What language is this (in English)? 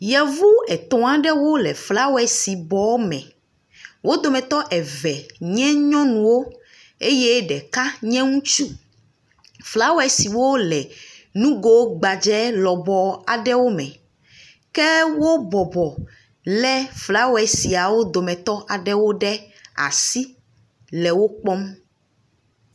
Ewe